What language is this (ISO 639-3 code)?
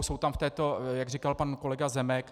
ces